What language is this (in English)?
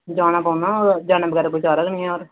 Dogri